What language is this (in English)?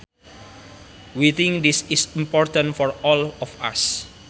Sundanese